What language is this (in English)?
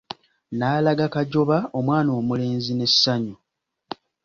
Ganda